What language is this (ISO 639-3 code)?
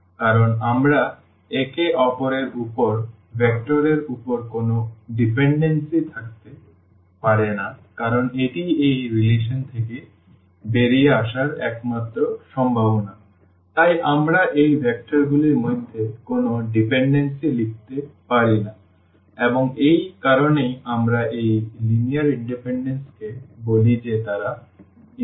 ben